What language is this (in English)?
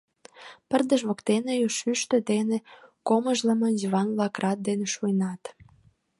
Mari